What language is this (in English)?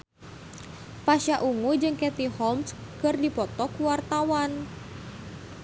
Sundanese